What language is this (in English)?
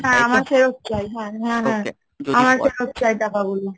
Bangla